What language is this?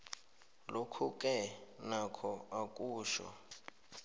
South Ndebele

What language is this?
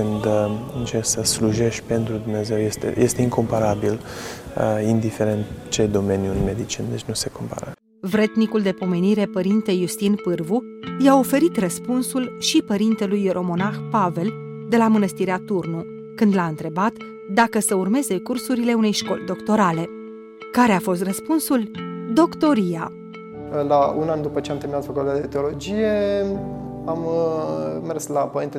Romanian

